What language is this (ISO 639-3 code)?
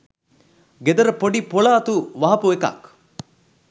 sin